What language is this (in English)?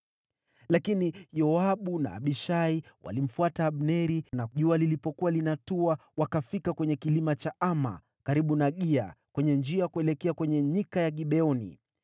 Swahili